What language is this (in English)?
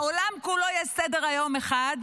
Hebrew